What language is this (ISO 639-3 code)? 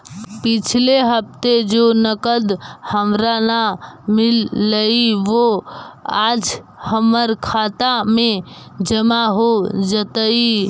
mag